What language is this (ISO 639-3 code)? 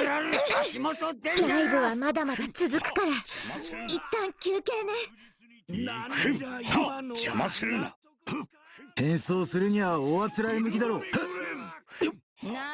jpn